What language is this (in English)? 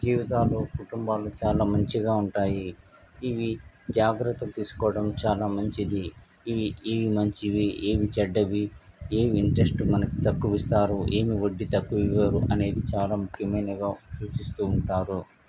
Telugu